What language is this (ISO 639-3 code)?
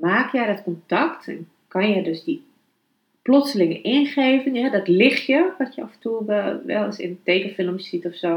nld